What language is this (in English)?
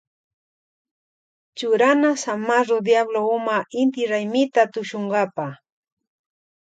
Loja Highland Quichua